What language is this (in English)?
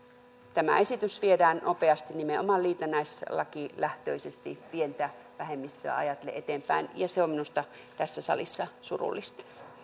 Finnish